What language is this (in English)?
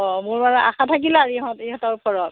Assamese